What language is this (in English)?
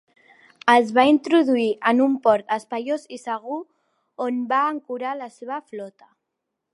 Catalan